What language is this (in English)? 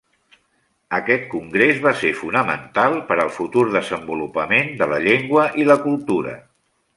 Catalan